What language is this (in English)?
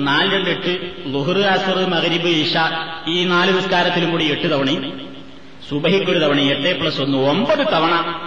Malayalam